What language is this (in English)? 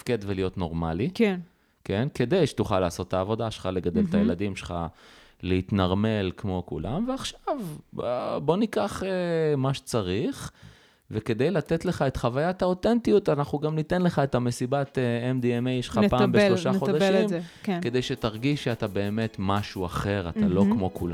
Hebrew